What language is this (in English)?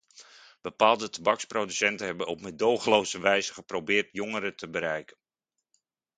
Dutch